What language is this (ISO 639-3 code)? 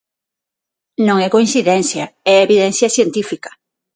glg